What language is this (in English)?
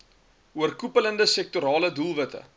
Afrikaans